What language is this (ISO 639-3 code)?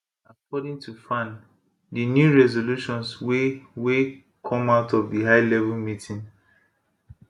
pcm